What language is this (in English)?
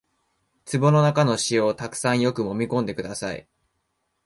Japanese